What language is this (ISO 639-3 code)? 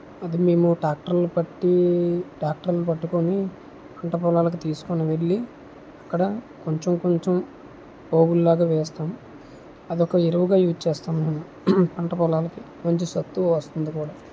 tel